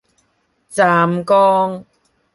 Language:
Cantonese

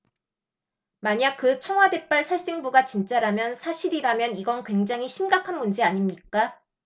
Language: Korean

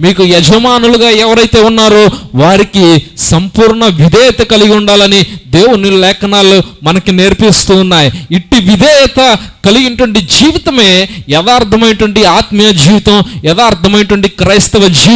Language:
Indonesian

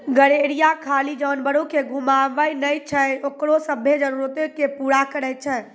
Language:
Maithili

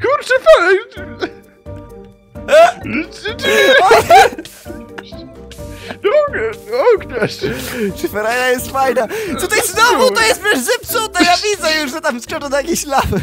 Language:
Polish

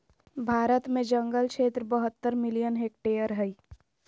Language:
Magahi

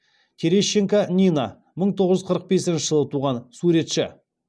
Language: Kazakh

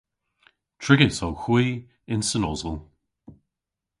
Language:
Cornish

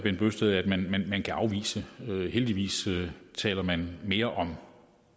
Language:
Danish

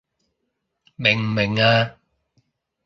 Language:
Cantonese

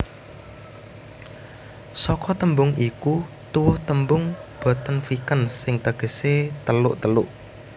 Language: Javanese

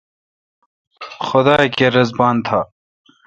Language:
Kalkoti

